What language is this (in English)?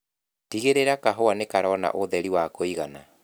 Kikuyu